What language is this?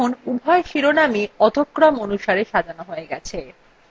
Bangla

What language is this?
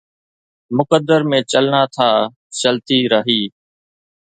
Sindhi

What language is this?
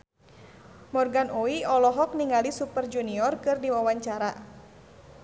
Sundanese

